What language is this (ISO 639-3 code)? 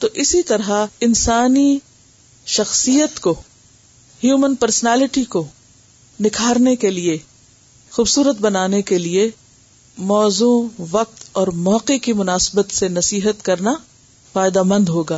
urd